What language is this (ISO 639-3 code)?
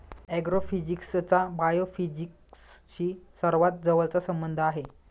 mar